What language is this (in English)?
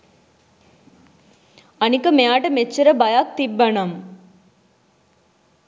Sinhala